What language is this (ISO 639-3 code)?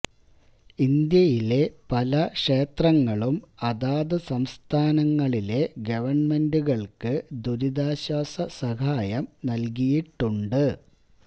mal